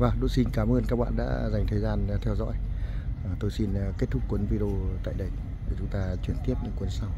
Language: Vietnamese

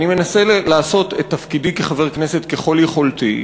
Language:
Hebrew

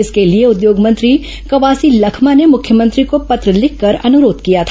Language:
Hindi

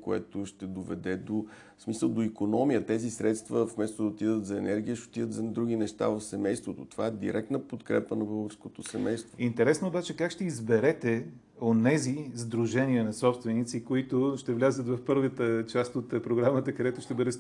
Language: Bulgarian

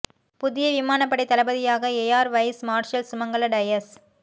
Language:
Tamil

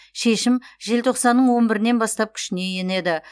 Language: Kazakh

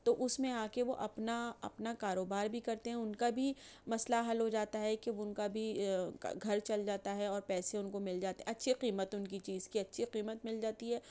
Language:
Urdu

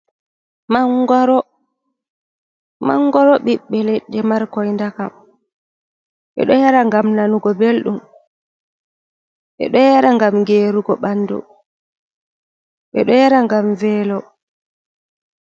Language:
Fula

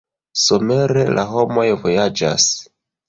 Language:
Esperanto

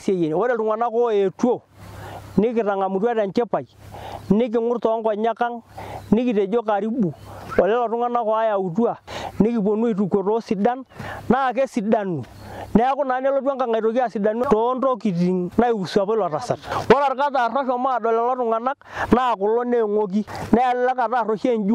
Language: Indonesian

